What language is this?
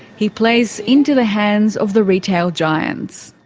English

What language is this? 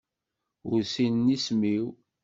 Kabyle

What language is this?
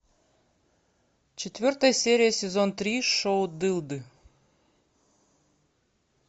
Russian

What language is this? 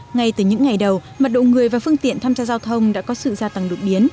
Vietnamese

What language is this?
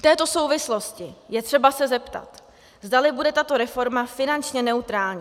Czech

